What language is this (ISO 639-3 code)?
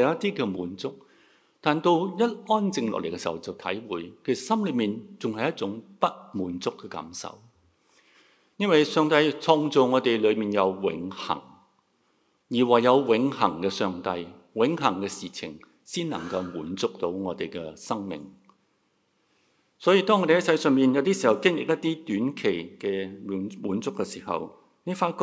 zho